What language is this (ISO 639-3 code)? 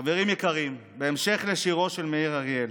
heb